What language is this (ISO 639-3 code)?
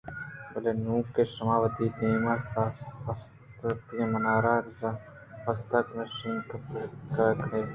bgp